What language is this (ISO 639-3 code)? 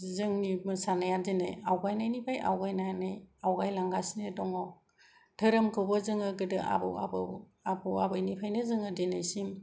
brx